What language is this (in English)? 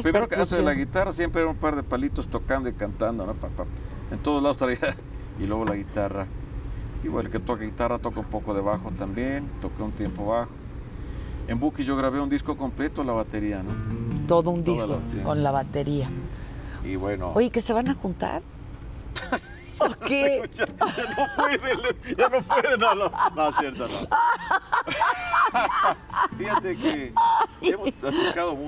Spanish